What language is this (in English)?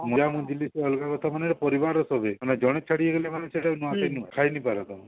Odia